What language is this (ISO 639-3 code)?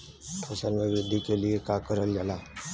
bho